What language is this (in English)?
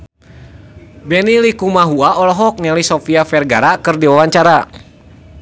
Sundanese